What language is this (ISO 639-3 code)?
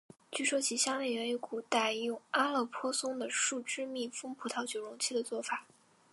zho